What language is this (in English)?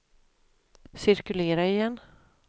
Swedish